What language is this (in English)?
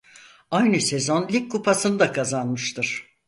Turkish